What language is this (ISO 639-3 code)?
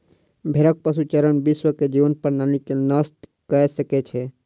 mai